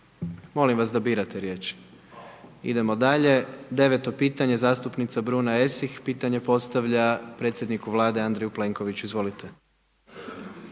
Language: Croatian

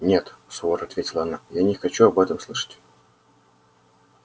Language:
Russian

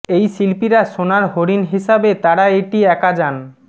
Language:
Bangla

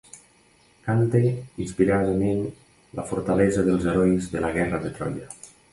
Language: Catalan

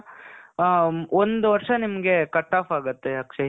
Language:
Kannada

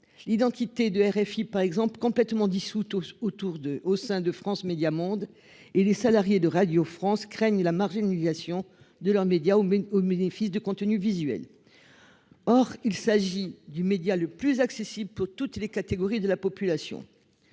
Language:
French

